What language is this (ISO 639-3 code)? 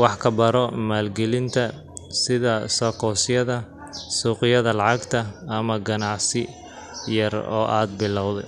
som